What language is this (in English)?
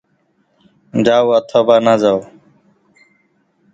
Bangla